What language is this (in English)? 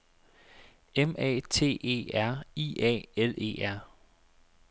Danish